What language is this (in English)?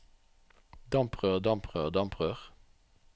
Norwegian